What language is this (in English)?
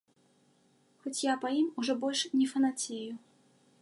Belarusian